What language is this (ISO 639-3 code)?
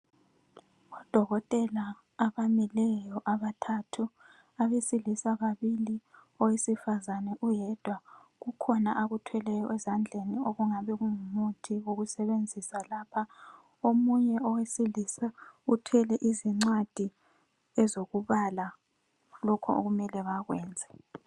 nde